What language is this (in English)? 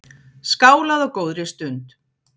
Icelandic